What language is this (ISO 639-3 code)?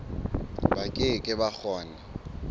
sot